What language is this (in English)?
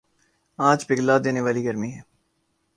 Urdu